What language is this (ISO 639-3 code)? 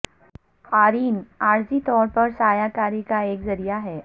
urd